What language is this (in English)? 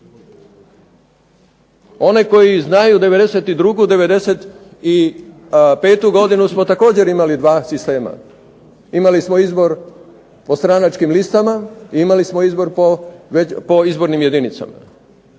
Croatian